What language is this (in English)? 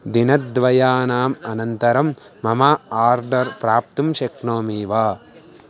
Sanskrit